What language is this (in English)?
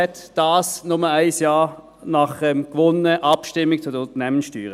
Swiss German